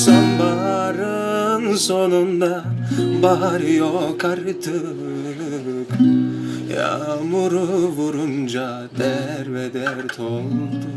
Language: Turkish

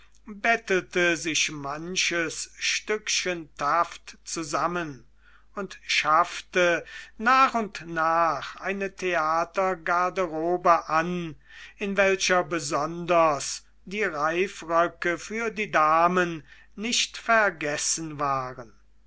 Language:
German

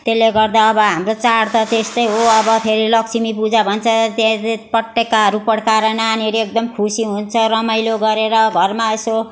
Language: Nepali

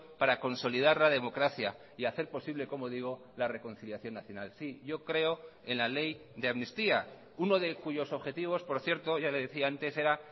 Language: Spanish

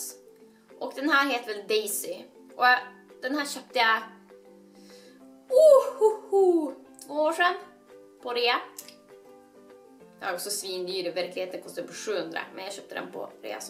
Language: Swedish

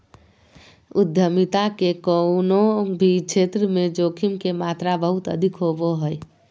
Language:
Magahi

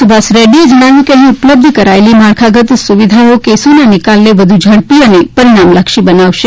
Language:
Gujarati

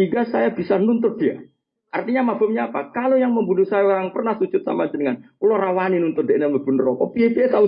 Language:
Indonesian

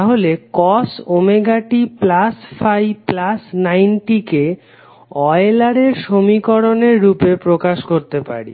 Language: Bangla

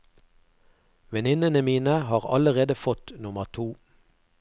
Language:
Norwegian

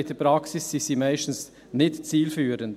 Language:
Swiss German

